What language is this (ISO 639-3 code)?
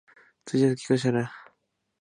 jpn